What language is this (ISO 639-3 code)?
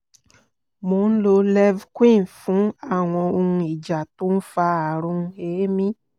yor